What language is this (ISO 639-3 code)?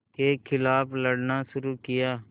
hin